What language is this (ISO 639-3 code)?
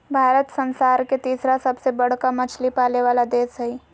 mag